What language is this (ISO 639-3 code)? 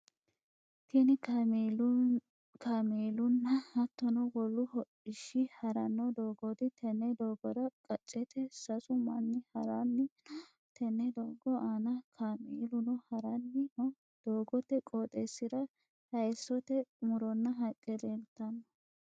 sid